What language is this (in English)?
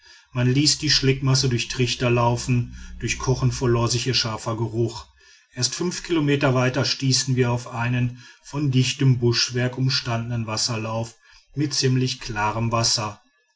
German